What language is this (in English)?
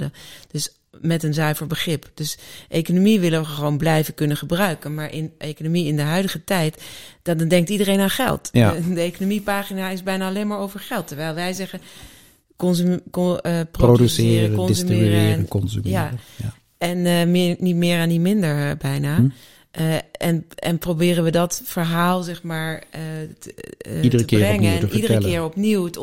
Dutch